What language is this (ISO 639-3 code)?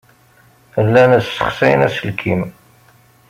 kab